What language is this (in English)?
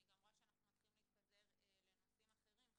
Hebrew